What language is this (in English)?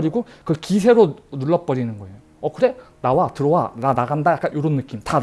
Korean